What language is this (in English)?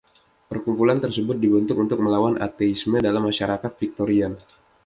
Indonesian